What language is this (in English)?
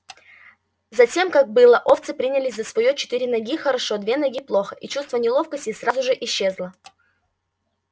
Russian